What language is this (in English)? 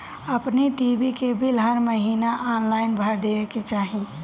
Bhojpuri